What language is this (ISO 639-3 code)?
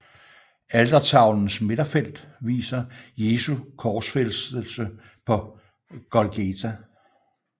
dan